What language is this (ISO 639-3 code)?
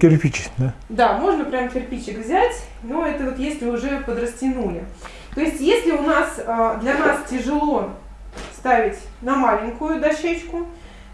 rus